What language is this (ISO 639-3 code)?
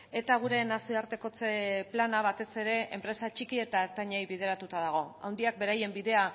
eus